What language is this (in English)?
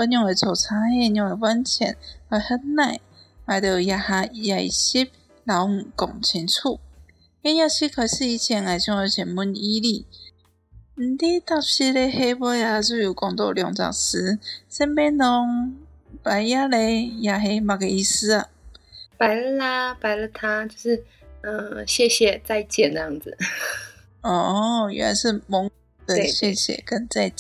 Chinese